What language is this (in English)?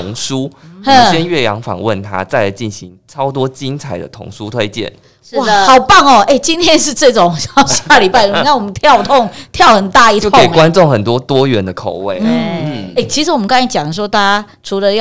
Chinese